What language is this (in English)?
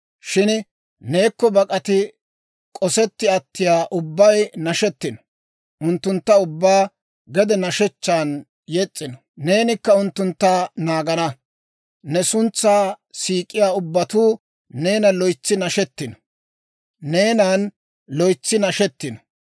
Dawro